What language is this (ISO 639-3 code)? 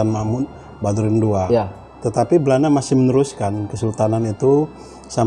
ind